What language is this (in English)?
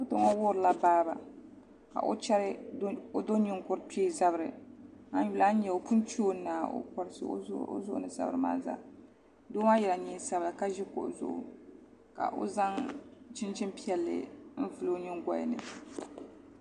Dagbani